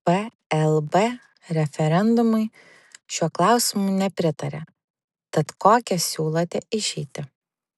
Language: Lithuanian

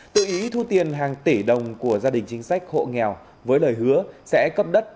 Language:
Vietnamese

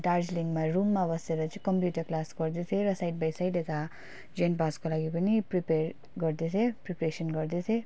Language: Nepali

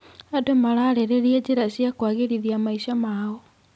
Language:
Kikuyu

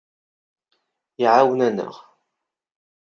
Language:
Kabyle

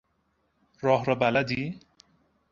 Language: Persian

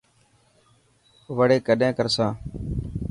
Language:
Dhatki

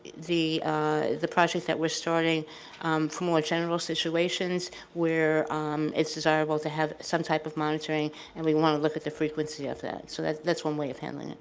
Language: English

